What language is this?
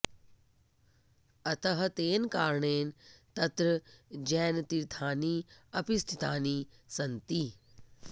Sanskrit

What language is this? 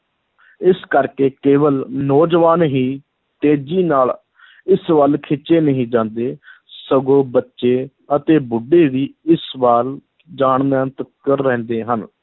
Punjabi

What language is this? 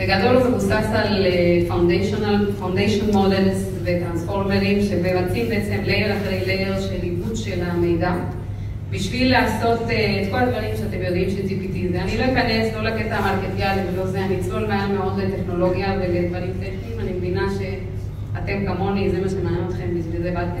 Hebrew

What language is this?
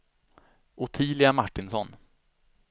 Swedish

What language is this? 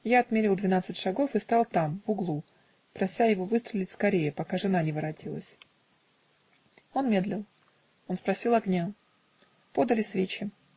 Russian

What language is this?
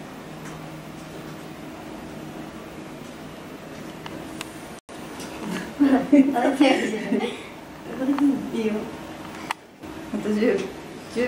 Japanese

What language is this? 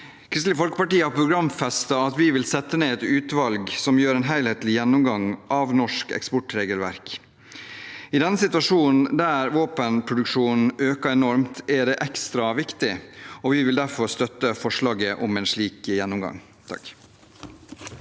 Norwegian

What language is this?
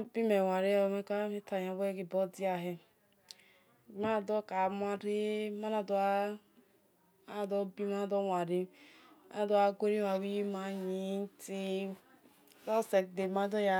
Esan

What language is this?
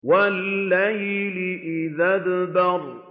Arabic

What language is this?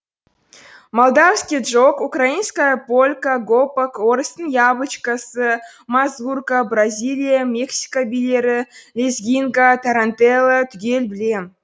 Kazakh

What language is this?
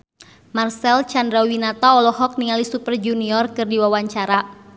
Sundanese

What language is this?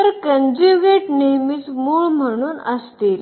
Marathi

